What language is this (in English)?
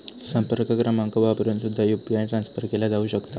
Marathi